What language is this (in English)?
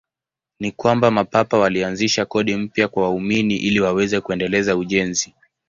Swahili